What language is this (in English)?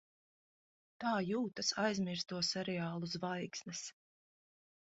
Latvian